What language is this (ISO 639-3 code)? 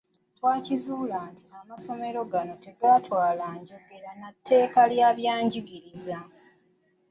lug